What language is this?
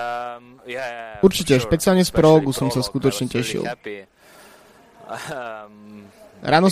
Slovak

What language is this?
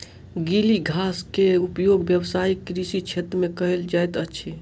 Maithili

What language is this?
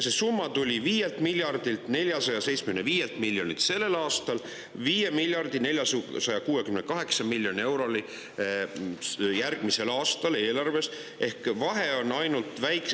Estonian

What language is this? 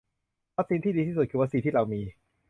Thai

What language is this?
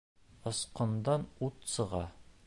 Bashkir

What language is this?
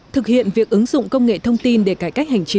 Vietnamese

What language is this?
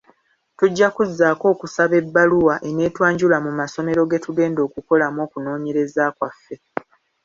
Ganda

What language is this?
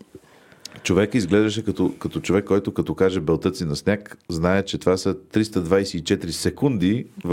Bulgarian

